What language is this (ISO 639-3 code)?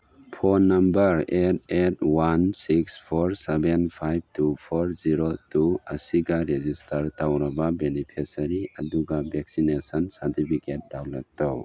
mni